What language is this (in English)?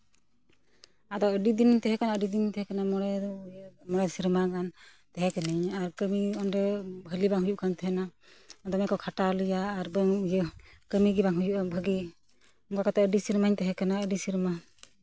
Santali